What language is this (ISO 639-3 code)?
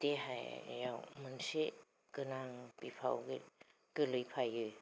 brx